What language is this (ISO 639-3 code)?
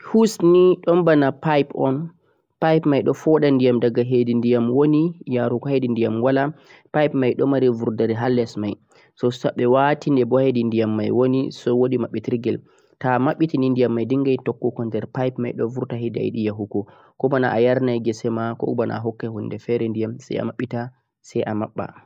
fuq